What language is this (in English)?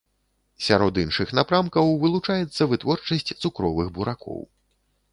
Belarusian